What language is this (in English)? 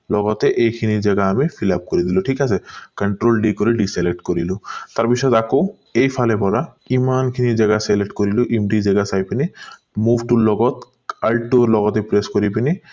Assamese